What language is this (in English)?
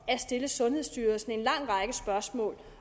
Danish